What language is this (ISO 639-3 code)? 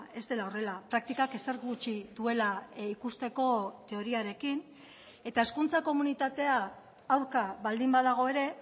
eus